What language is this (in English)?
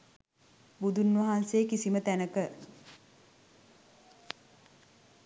Sinhala